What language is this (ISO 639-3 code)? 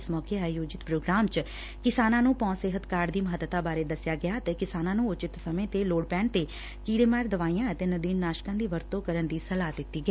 pan